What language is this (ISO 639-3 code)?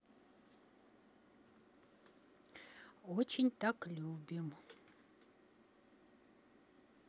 rus